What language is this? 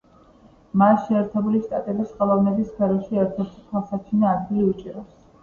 Georgian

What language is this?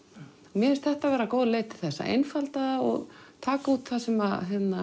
Icelandic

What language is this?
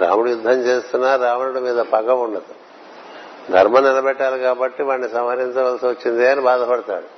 Telugu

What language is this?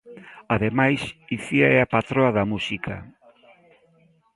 Galician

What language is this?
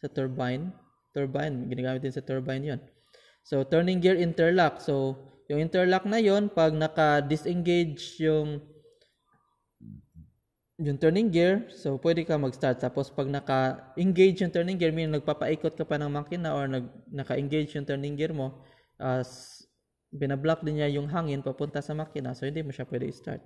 Filipino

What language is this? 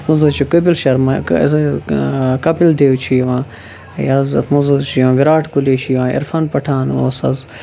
Kashmiri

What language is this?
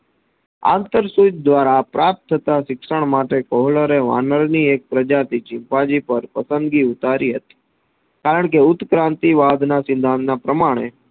Gujarati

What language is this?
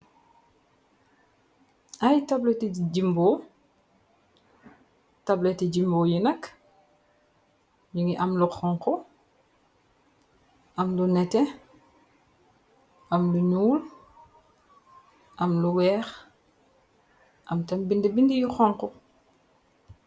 Wolof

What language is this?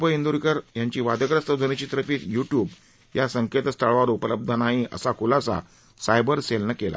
Marathi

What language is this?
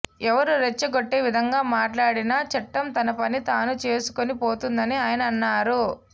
Telugu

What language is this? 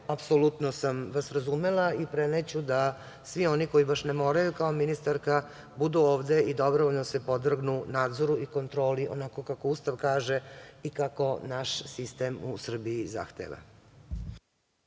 Serbian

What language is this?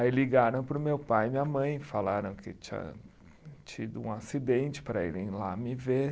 Portuguese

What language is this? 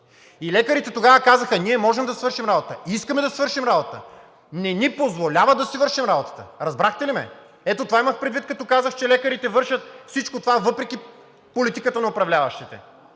Bulgarian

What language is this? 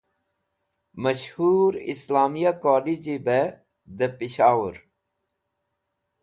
Wakhi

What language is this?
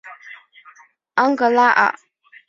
Chinese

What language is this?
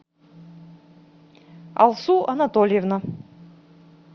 Russian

